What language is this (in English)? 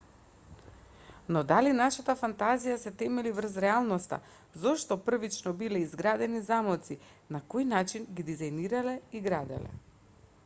Macedonian